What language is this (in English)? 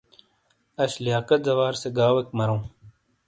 Shina